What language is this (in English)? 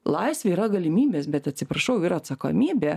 Lithuanian